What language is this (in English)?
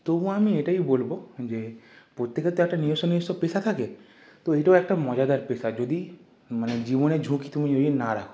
Bangla